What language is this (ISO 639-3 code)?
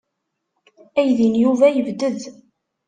kab